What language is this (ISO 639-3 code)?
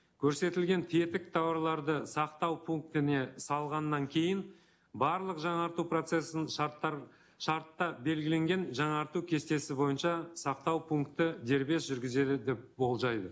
kaz